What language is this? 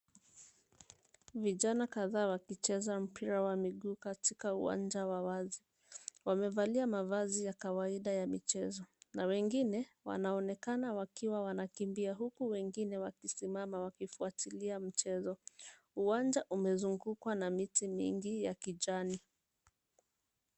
Swahili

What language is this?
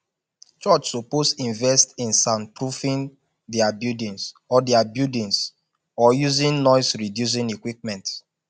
Nigerian Pidgin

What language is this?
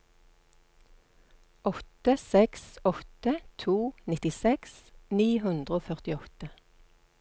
Norwegian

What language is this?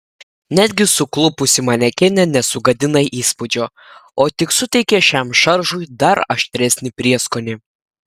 Lithuanian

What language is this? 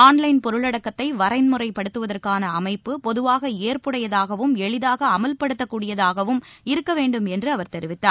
Tamil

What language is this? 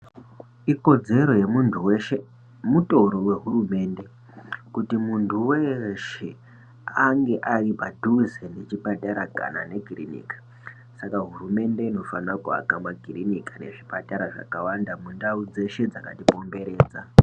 Ndau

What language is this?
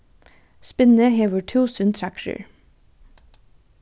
Faroese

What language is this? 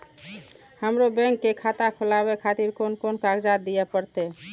Maithili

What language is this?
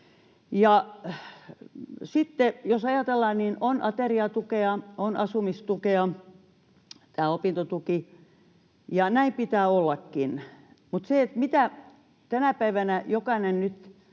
Finnish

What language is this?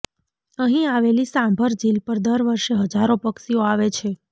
Gujarati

